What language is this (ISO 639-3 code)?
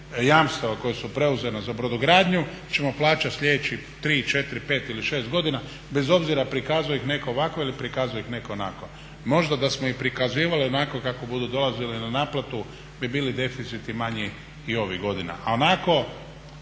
hrv